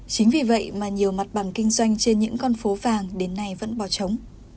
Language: Vietnamese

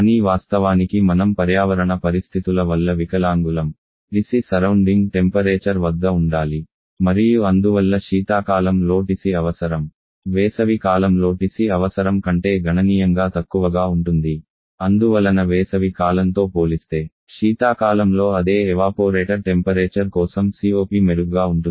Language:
Telugu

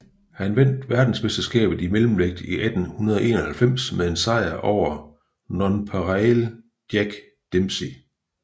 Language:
Danish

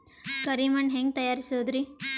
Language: Kannada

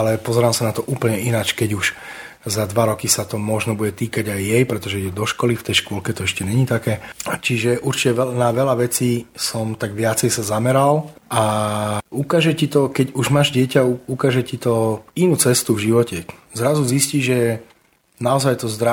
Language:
Slovak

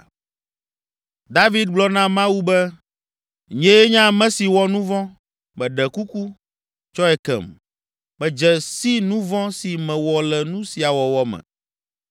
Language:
Ewe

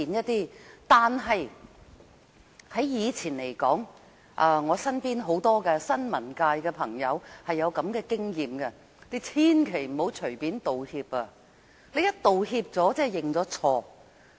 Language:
Cantonese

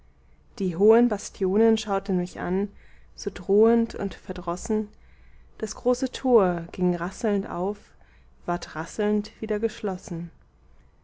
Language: German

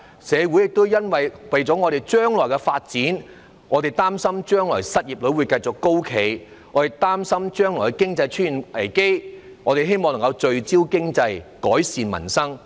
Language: Cantonese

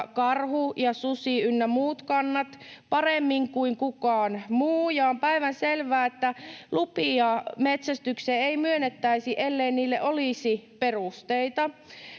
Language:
Finnish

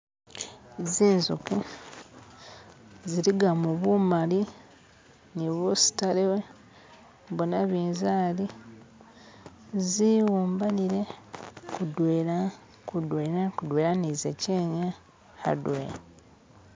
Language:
Masaaba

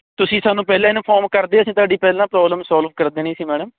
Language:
Punjabi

